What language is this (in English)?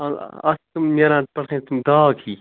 Kashmiri